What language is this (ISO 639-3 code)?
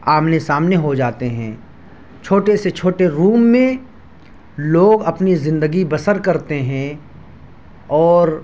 urd